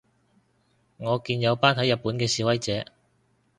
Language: Cantonese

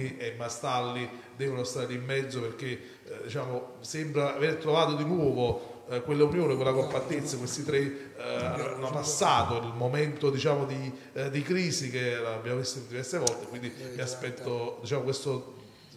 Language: Italian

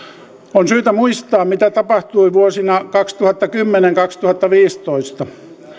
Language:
Finnish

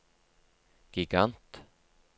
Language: Norwegian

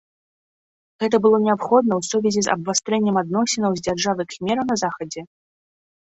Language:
Belarusian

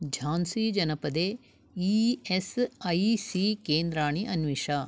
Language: Sanskrit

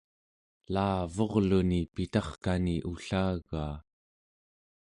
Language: Central Yupik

